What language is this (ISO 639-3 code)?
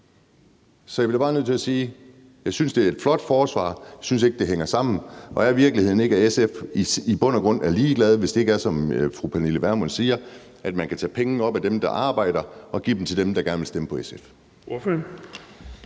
dan